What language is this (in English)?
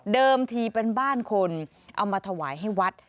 Thai